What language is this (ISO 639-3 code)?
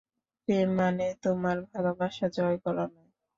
ben